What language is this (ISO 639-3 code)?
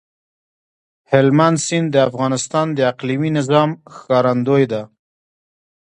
pus